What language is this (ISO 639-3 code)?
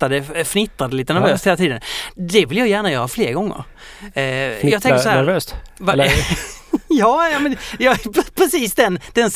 swe